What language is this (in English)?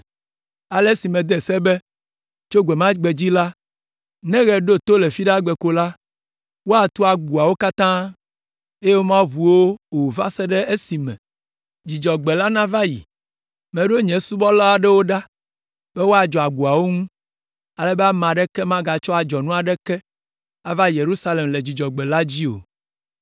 Ewe